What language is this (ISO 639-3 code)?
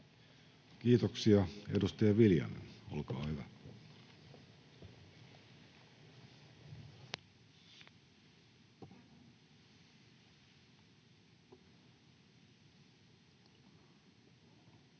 fin